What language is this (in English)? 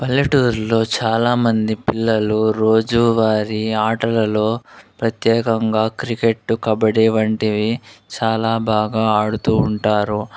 Telugu